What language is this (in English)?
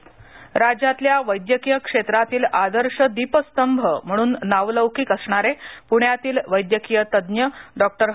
Marathi